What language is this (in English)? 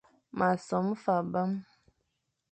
Fang